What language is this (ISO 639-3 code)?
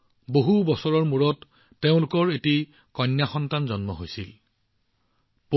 asm